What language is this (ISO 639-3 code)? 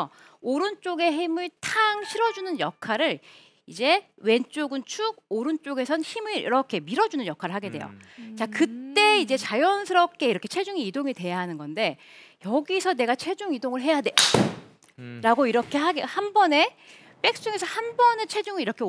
kor